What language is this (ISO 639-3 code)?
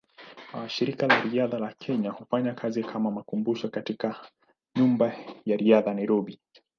swa